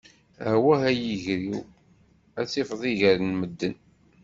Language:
Kabyle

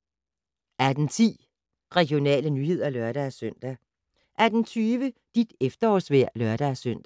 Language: Danish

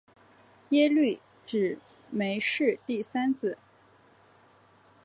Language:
Chinese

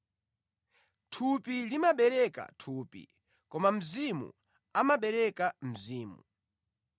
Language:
Nyanja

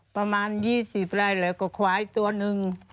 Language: Thai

